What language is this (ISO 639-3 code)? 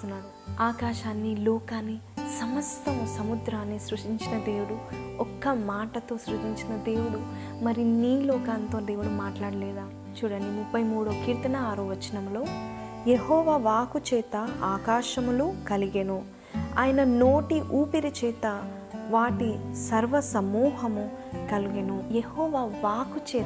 tel